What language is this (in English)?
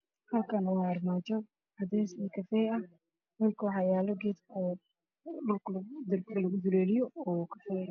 Somali